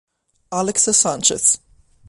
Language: Italian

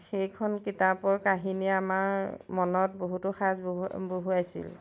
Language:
Assamese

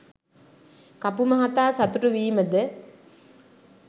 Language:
Sinhala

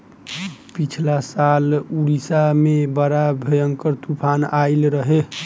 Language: Bhojpuri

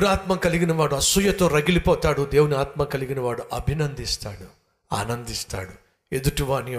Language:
Telugu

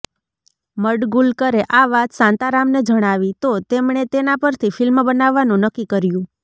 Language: Gujarati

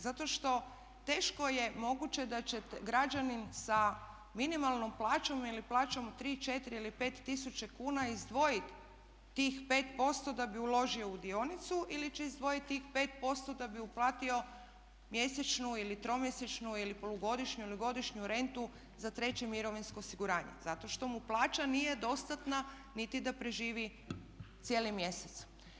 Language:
Croatian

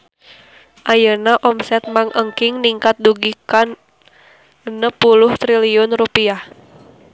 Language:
Sundanese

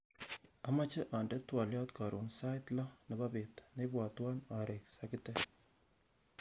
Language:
Kalenjin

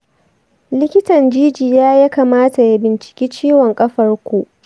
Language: Hausa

